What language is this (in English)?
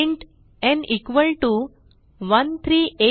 Marathi